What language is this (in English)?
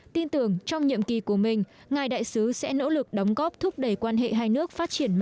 Vietnamese